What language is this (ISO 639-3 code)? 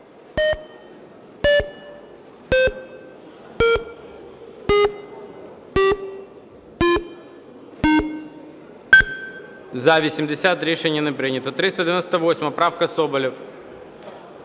ukr